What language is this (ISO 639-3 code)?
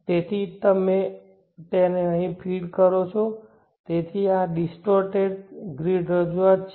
guj